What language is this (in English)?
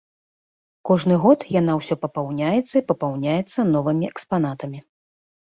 Belarusian